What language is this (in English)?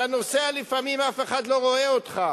Hebrew